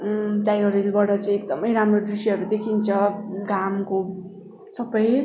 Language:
Nepali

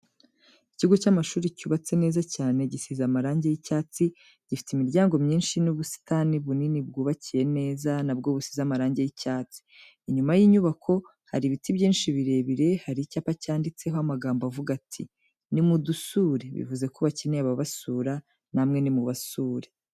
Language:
Kinyarwanda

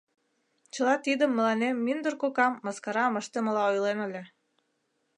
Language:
Mari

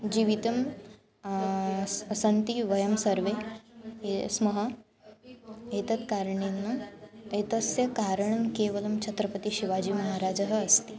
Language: Sanskrit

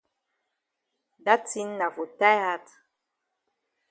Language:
Cameroon Pidgin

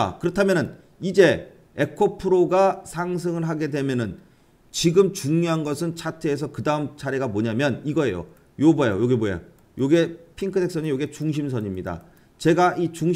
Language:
Korean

